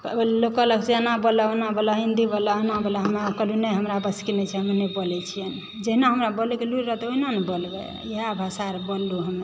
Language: Maithili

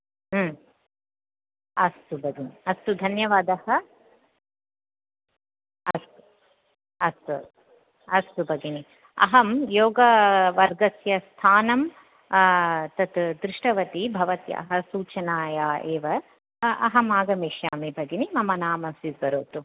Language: Sanskrit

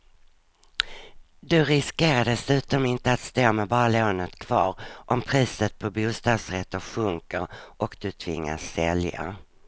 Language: Swedish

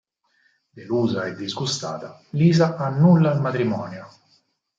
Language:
Italian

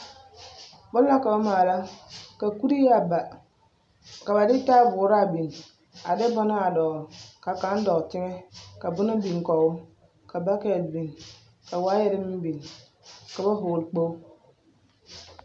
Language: Southern Dagaare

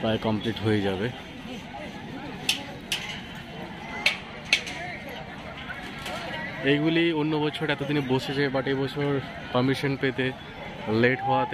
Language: Hindi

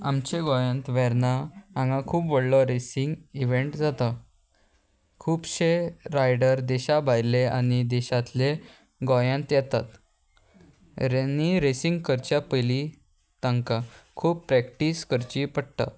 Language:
Konkani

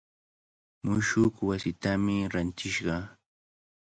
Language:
Cajatambo North Lima Quechua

